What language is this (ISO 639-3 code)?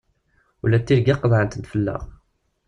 kab